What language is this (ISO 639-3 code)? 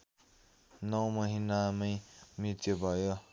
nep